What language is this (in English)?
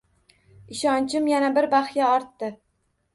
Uzbek